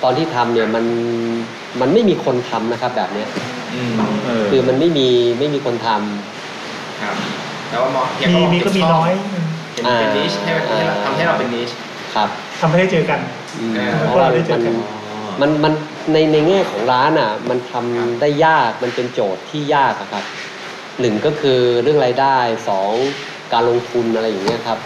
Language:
Thai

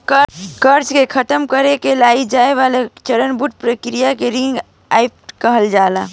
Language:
Bhojpuri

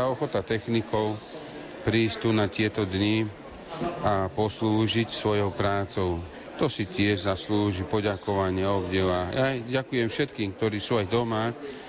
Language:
Slovak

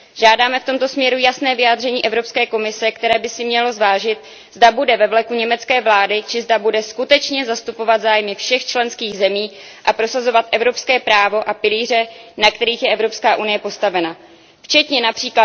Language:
Czech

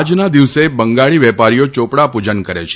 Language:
Gujarati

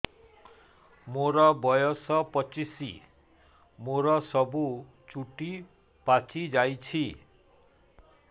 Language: Odia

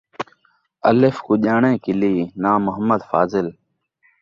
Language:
Saraiki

